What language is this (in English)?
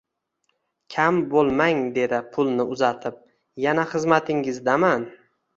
Uzbek